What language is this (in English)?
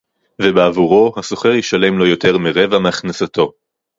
Hebrew